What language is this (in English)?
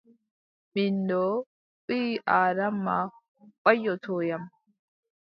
Adamawa Fulfulde